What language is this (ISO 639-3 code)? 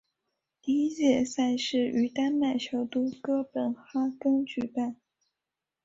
zho